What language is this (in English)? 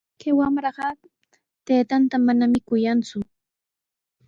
Sihuas Ancash Quechua